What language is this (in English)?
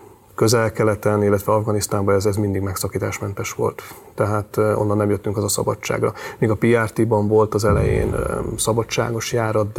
Hungarian